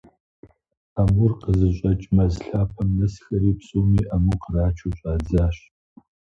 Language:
Kabardian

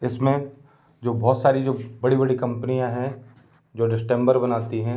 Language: Hindi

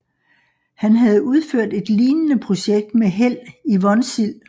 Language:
Danish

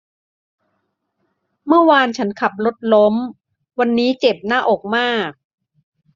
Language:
Thai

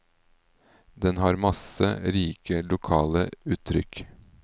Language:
Norwegian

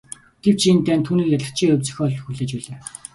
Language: Mongolian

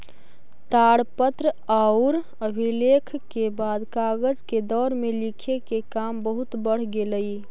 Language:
Magahi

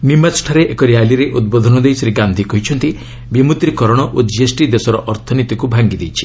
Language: Odia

